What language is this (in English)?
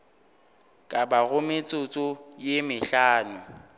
Northern Sotho